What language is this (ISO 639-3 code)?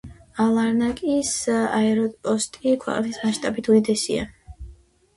kat